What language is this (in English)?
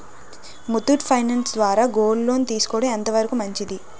Telugu